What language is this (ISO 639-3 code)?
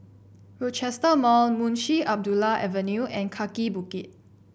eng